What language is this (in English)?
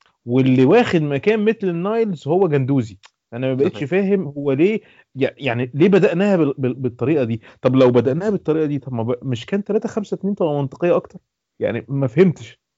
Arabic